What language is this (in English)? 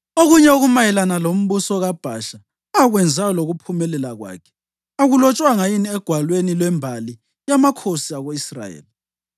North Ndebele